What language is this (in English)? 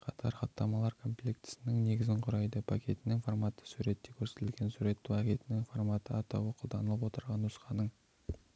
Kazakh